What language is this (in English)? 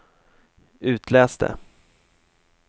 Swedish